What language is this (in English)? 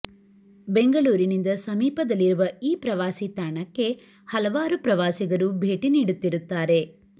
Kannada